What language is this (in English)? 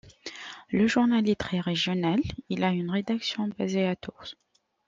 French